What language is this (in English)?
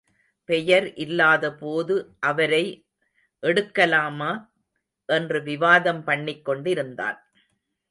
Tamil